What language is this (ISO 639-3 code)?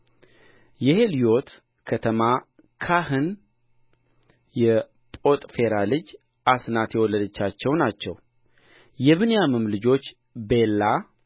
amh